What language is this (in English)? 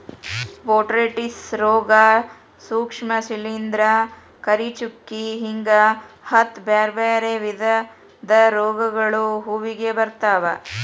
Kannada